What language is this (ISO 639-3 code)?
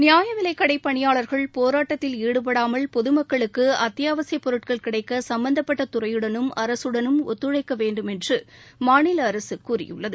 tam